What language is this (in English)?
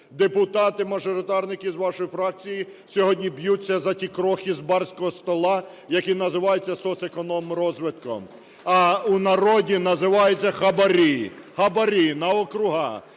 Ukrainian